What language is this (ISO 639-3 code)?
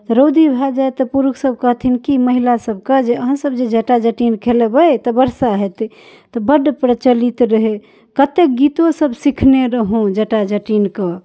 mai